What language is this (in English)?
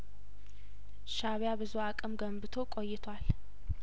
Amharic